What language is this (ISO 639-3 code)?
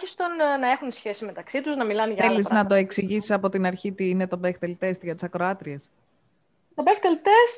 ell